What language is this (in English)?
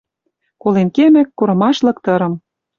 Western Mari